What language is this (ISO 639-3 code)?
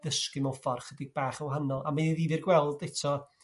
cym